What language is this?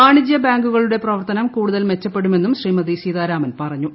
Malayalam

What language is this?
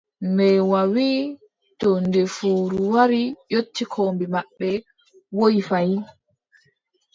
Adamawa Fulfulde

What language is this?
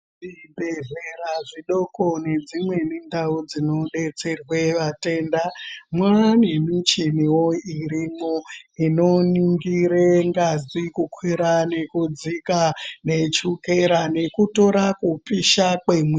Ndau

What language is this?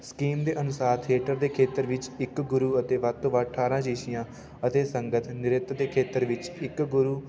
Punjabi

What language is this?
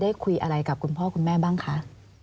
Thai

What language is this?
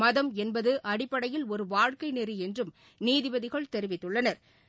Tamil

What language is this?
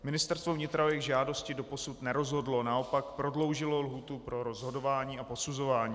Czech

